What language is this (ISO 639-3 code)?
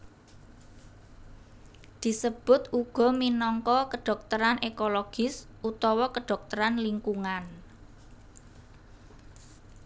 jav